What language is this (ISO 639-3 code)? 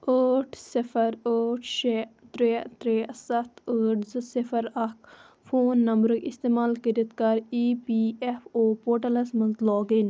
kas